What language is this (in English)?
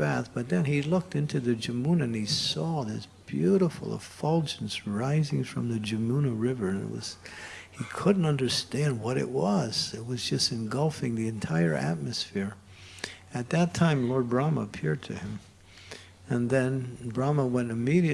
English